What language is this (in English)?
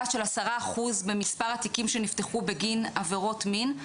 Hebrew